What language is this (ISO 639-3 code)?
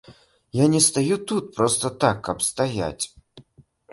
bel